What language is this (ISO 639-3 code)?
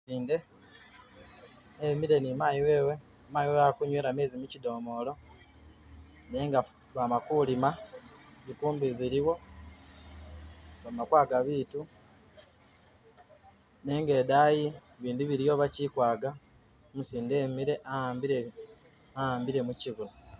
myx